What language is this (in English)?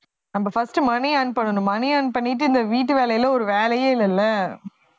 Tamil